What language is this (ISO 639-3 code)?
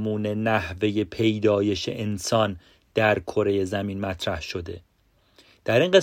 fas